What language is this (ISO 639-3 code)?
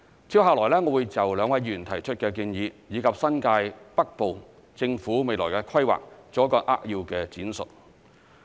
yue